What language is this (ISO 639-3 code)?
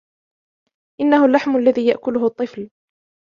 ara